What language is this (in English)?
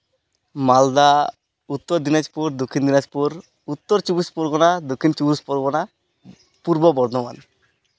Santali